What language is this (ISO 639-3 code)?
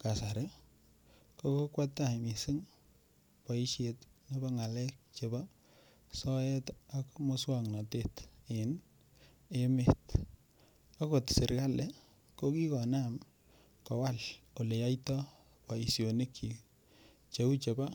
kln